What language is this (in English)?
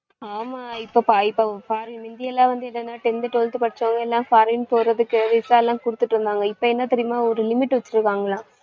Tamil